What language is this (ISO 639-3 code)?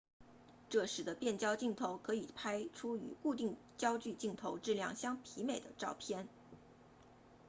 zho